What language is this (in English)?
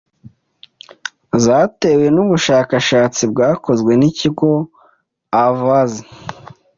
Kinyarwanda